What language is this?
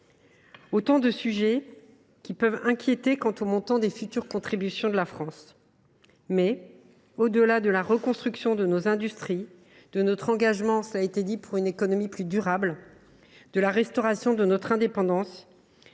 French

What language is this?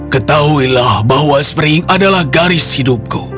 Indonesian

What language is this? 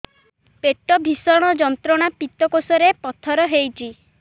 Odia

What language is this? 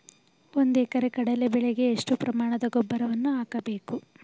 Kannada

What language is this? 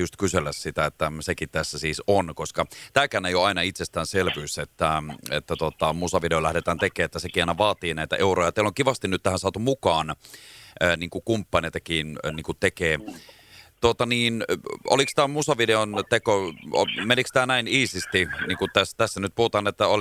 Finnish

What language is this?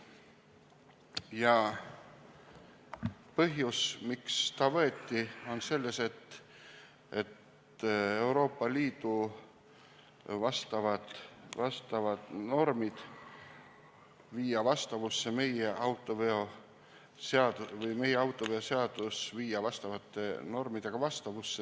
Estonian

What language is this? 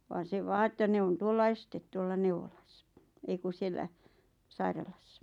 Finnish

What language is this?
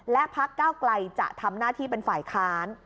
Thai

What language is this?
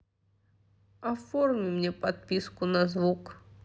Russian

